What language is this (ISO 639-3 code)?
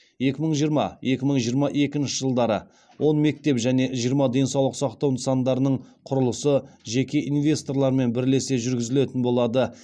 kaz